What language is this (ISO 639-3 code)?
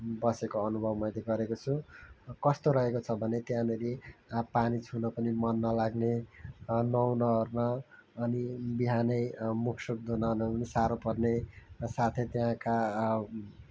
nep